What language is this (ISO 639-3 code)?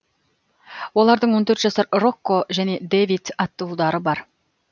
kaz